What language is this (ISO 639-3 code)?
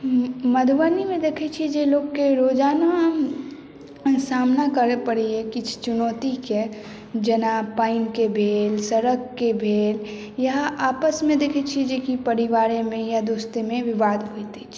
mai